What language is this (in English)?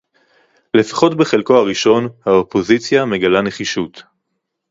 Hebrew